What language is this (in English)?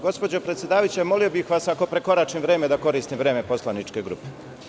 Serbian